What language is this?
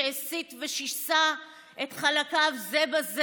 Hebrew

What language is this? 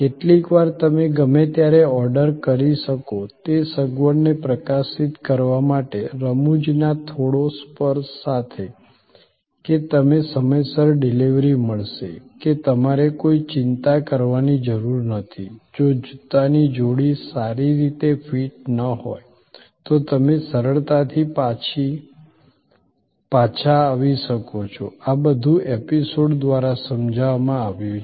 Gujarati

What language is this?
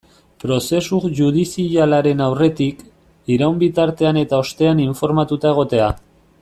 Basque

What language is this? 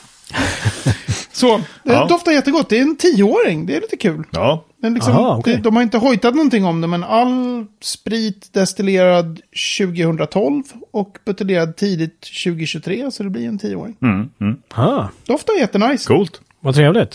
Swedish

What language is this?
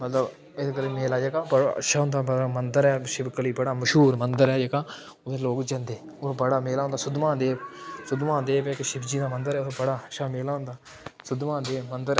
Dogri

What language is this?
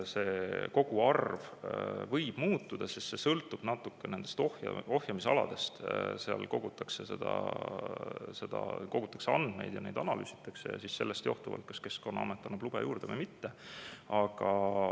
Estonian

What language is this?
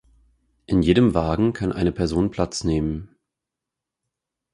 German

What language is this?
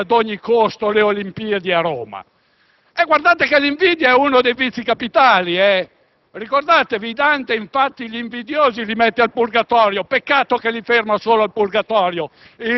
Italian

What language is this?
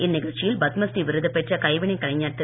Tamil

